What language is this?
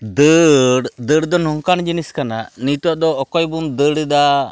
Santali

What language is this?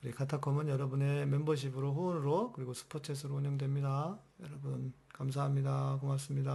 Korean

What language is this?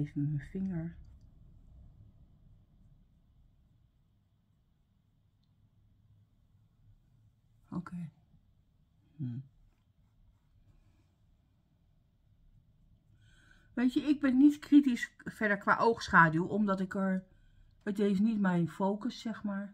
Dutch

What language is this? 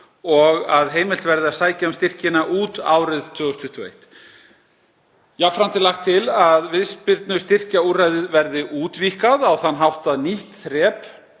Icelandic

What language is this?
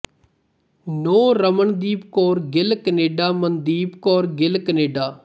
Punjabi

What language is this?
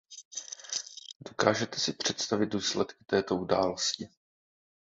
Czech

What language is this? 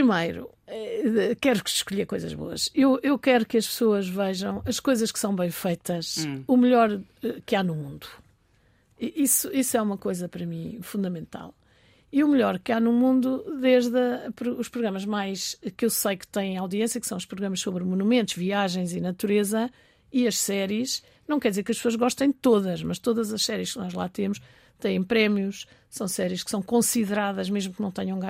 Portuguese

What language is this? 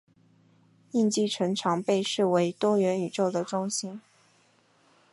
Chinese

